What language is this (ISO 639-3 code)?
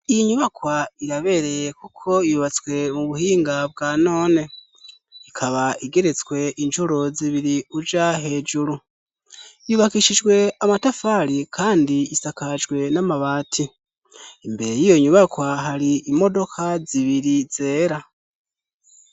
run